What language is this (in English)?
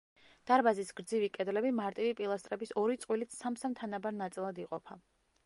Georgian